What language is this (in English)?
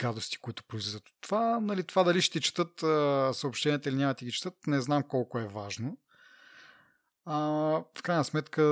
Bulgarian